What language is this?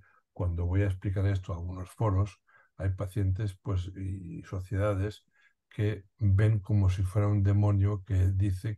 Spanish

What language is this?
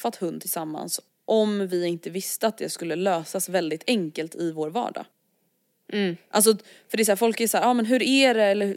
Swedish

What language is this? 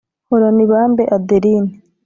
Kinyarwanda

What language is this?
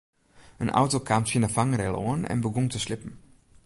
Western Frisian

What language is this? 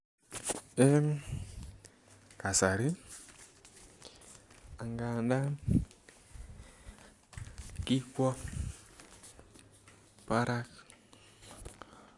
Kalenjin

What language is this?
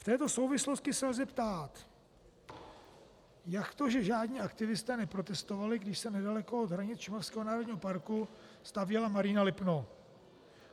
Czech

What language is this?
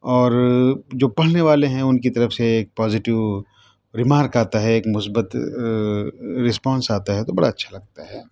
Urdu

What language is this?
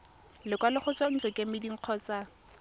Tswana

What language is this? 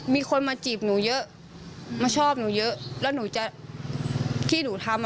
Thai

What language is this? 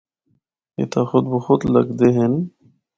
Northern Hindko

